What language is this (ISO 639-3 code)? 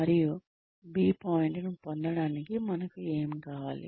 tel